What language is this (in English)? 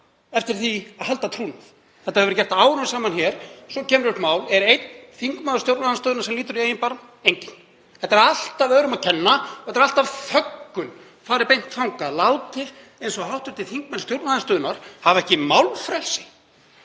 Icelandic